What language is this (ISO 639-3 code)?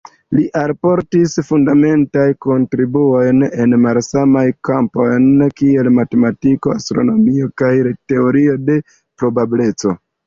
epo